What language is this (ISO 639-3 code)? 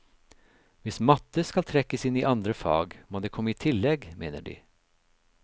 nor